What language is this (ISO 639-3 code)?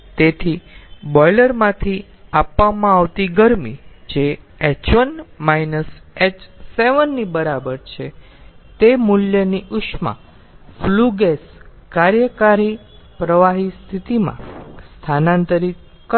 guj